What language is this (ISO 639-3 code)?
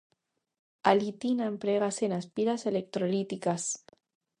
glg